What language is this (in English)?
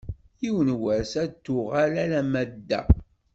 Kabyle